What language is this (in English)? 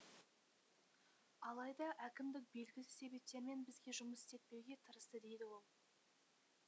Kazakh